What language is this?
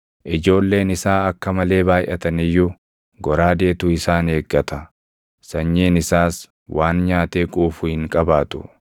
Oromo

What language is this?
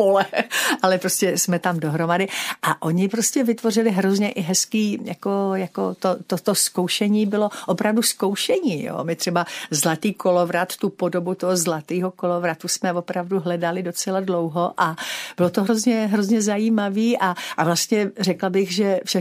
Czech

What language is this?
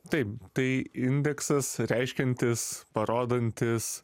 Lithuanian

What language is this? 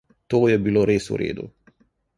Slovenian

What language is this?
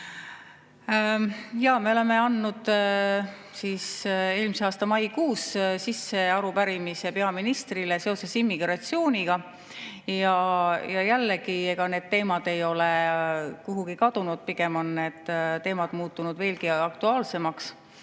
Estonian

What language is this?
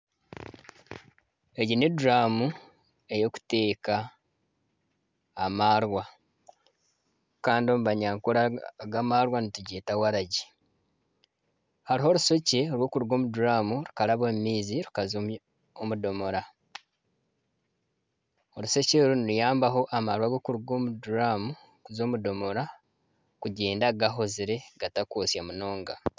Nyankole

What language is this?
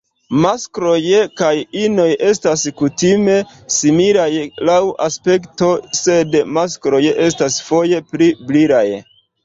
Esperanto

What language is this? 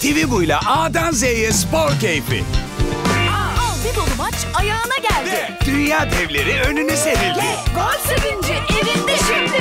Turkish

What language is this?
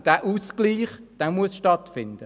Swiss German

